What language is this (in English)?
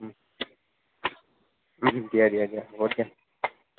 Assamese